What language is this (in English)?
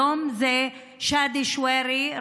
Hebrew